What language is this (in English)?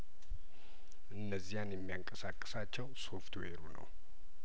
Amharic